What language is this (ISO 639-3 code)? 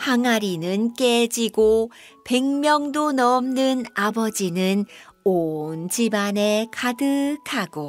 kor